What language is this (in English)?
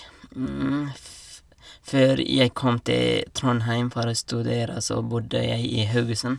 Norwegian